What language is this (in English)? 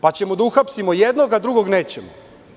Serbian